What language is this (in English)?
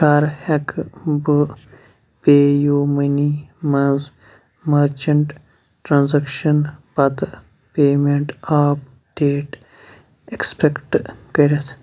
Kashmiri